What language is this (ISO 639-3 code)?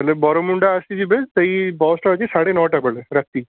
ori